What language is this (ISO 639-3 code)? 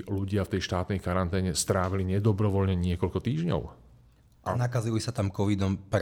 slk